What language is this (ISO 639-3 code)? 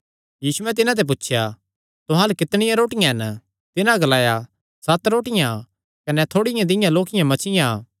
xnr